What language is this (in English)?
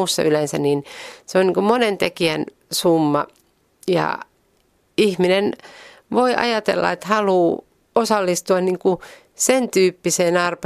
Finnish